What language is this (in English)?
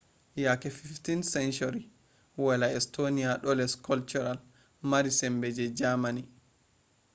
Fula